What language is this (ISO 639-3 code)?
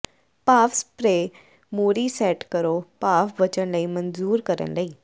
pan